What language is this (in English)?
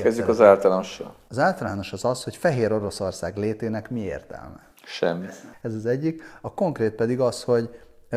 Hungarian